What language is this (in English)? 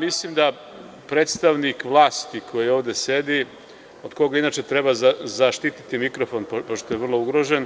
Serbian